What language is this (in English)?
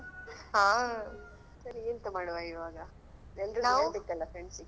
Kannada